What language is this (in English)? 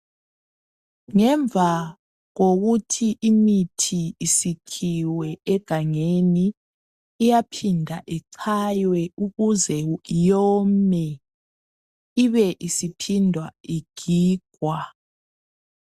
North Ndebele